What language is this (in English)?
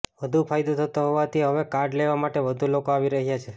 Gujarati